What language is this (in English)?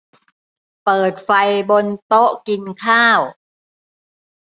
Thai